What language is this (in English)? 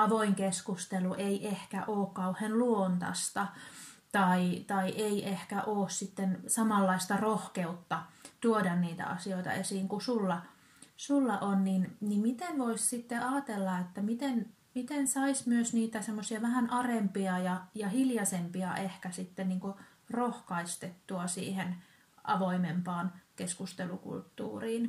Finnish